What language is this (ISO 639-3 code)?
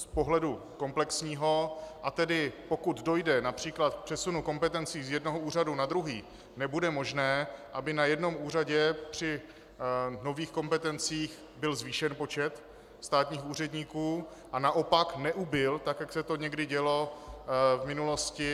ces